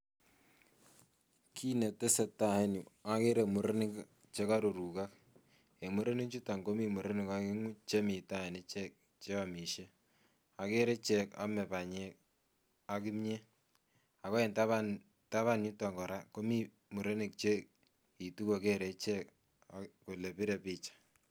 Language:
Kalenjin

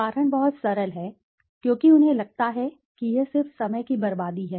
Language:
Hindi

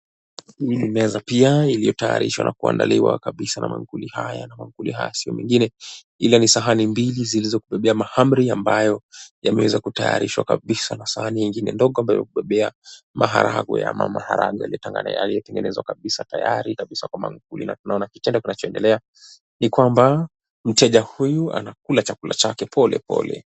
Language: Swahili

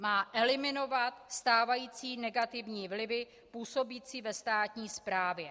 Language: Czech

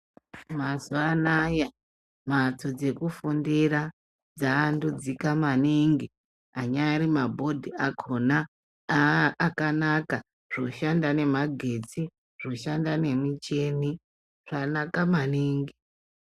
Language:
Ndau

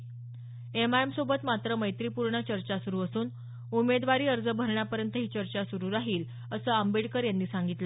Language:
Marathi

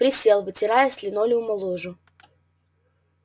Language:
Russian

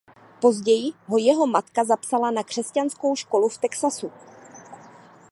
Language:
Czech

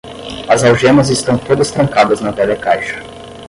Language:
Portuguese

